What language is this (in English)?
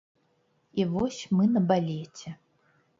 Belarusian